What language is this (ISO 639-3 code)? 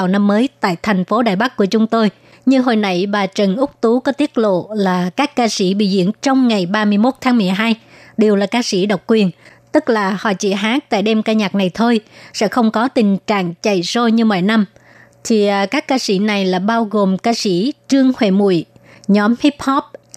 vie